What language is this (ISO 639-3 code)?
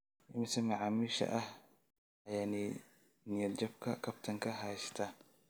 som